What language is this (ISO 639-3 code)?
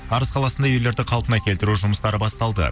kaz